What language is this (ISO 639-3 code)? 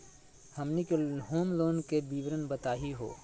mag